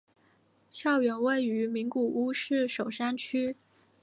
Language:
Chinese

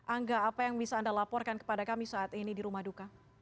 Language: Indonesian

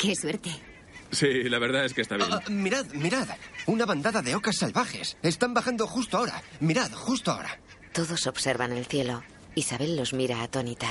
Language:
Spanish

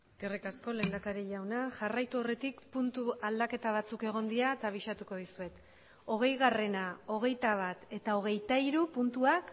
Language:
Basque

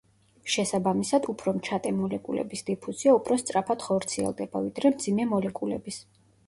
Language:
Georgian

